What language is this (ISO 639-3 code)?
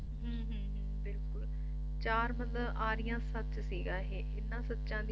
pan